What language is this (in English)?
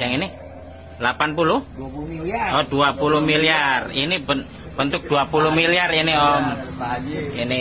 Indonesian